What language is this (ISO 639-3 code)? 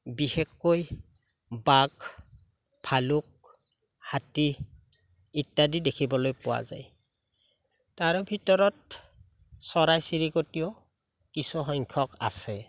asm